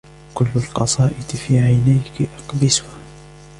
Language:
Arabic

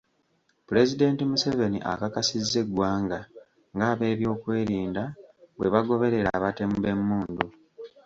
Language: Ganda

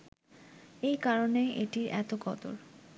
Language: Bangla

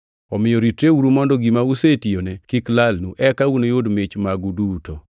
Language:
Luo (Kenya and Tanzania)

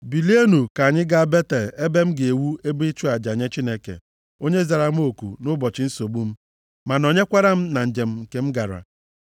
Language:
Igbo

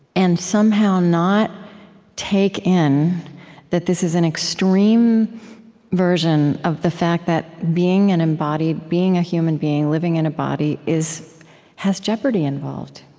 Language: English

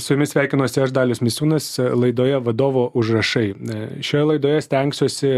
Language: Lithuanian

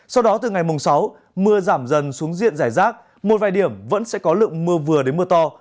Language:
Vietnamese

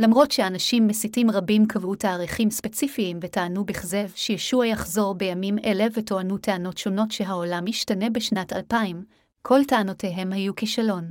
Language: Hebrew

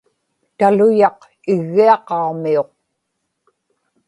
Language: Inupiaq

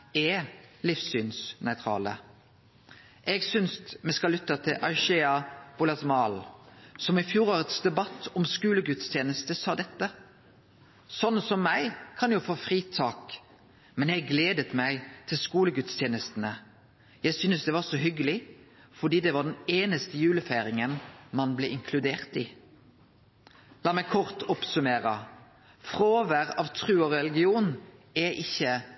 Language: Norwegian Nynorsk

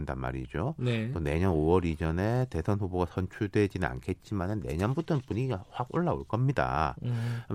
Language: Korean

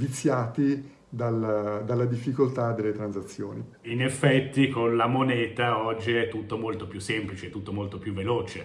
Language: Italian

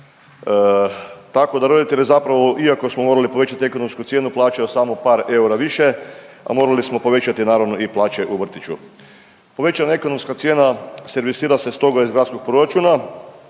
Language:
Croatian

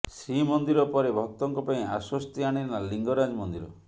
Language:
Odia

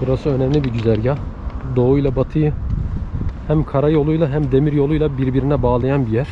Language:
Turkish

